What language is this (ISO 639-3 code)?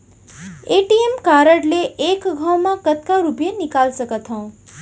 hne